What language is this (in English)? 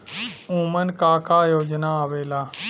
Bhojpuri